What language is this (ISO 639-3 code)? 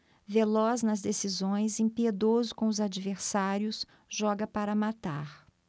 por